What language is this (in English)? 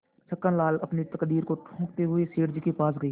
Hindi